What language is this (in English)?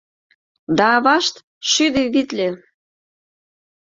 Mari